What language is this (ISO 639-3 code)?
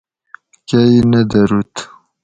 gwc